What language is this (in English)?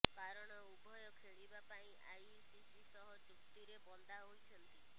Odia